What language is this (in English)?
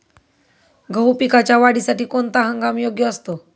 Marathi